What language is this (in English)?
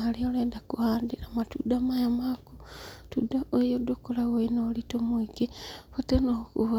Kikuyu